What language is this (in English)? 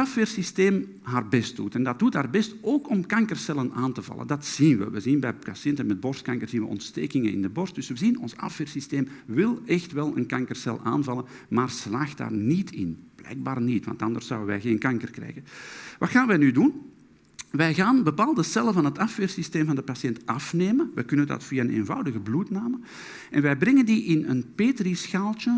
Dutch